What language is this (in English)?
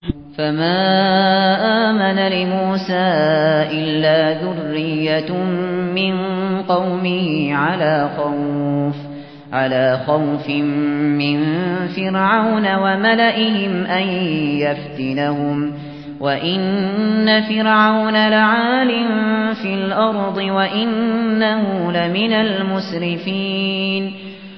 Arabic